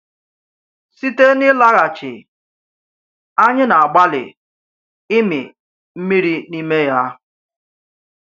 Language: Igbo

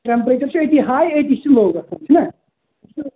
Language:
Kashmiri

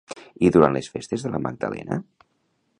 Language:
Catalan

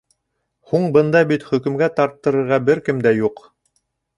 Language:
Bashkir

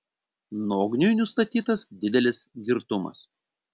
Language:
Lithuanian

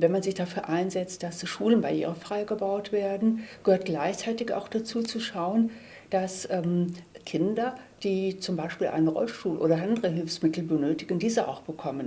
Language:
German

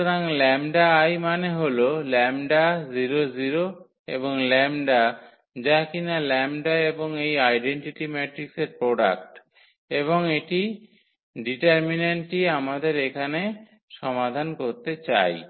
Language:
Bangla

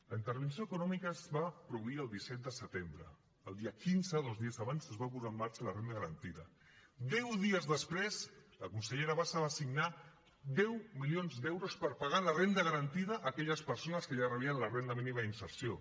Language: Catalan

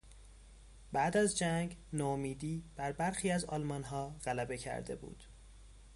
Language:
Persian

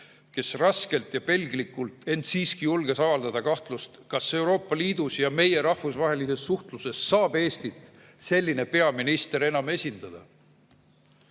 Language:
Estonian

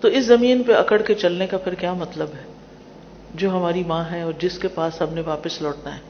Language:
Urdu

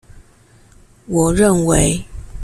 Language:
Chinese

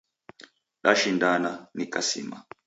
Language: Taita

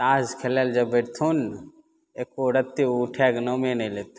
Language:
Maithili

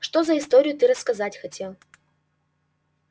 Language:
Russian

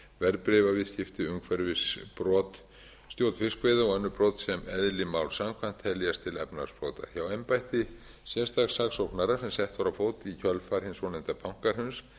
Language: Icelandic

